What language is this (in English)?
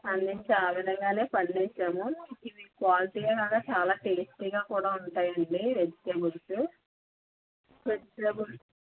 Telugu